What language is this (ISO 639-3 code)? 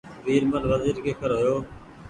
gig